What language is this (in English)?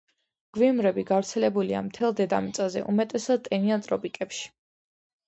Georgian